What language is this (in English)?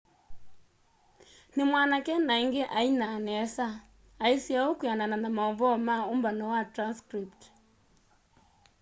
Kamba